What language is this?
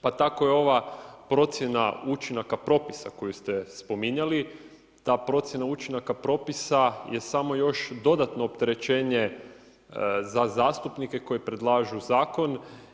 Croatian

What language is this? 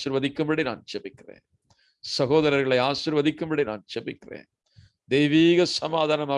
Hindi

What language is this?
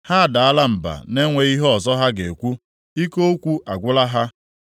Igbo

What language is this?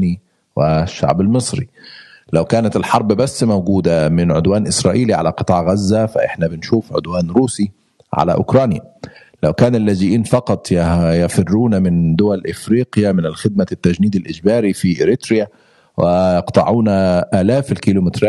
Arabic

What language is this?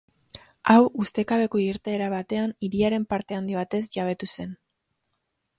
Basque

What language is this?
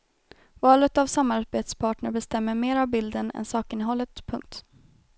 Swedish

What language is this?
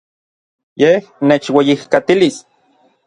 Orizaba Nahuatl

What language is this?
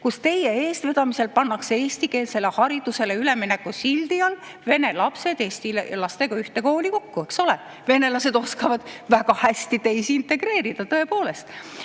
Estonian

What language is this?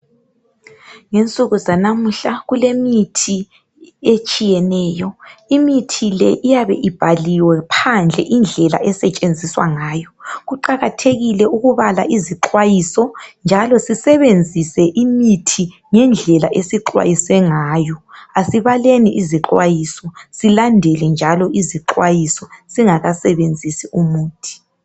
North Ndebele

